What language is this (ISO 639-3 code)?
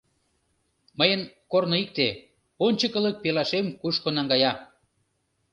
chm